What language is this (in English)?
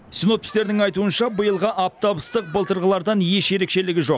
Kazakh